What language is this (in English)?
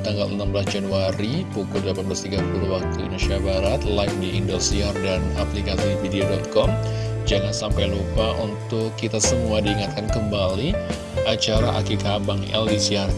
Indonesian